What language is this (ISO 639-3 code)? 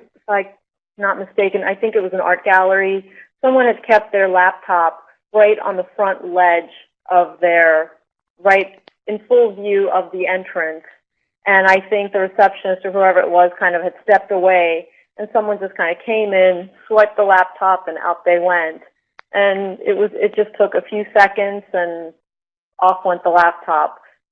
eng